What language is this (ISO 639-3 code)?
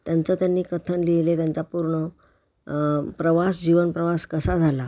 mar